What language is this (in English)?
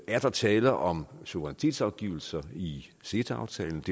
Danish